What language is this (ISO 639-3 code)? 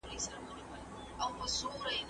pus